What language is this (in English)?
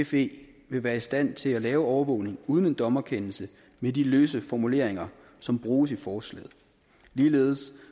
Danish